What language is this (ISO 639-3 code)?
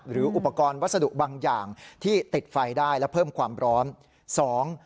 tha